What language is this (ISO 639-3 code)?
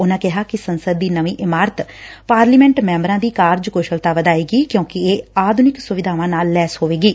pan